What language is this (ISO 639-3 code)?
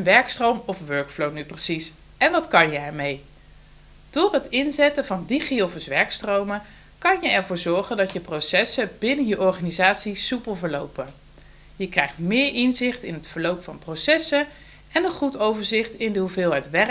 nld